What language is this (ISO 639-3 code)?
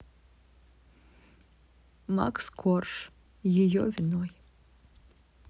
rus